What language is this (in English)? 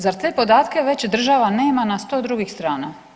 Croatian